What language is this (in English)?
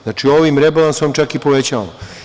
Serbian